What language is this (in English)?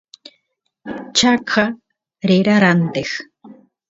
Santiago del Estero Quichua